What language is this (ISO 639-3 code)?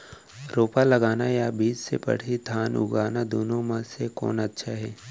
hne